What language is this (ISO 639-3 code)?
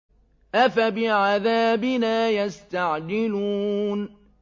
ara